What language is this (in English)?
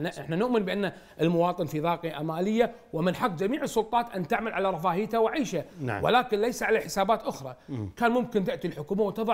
Arabic